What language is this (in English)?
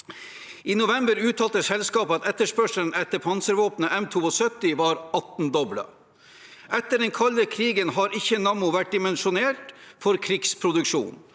Norwegian